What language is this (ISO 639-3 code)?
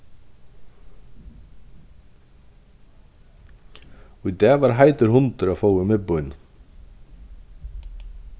fao